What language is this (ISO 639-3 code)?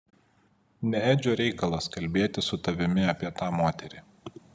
lit